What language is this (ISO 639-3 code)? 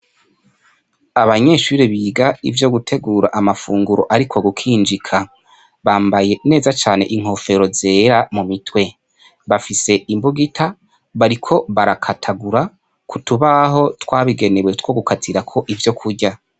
run